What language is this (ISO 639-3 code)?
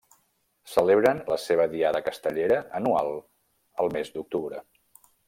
cat